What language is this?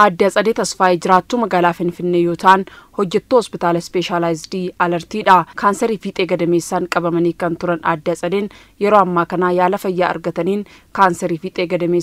Arabic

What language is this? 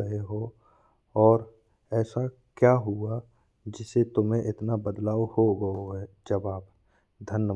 Bundeli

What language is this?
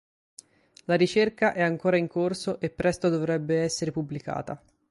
Italian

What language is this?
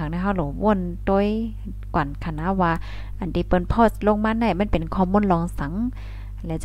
Thai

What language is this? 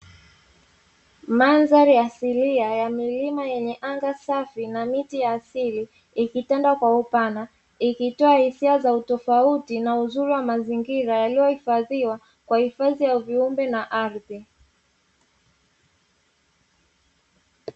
Swahili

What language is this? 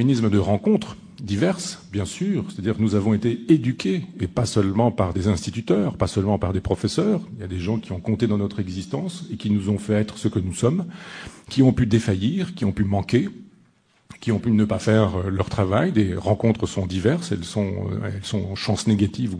French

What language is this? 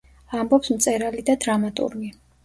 Georgian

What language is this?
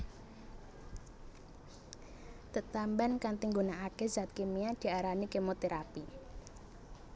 Javanese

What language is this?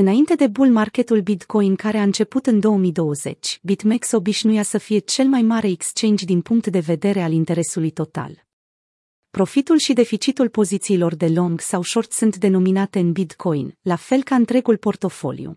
Romanian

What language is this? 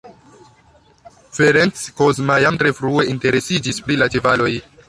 Esperanto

